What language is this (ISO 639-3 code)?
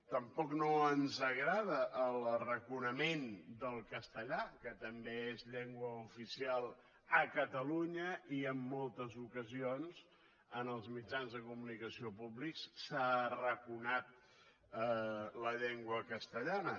cat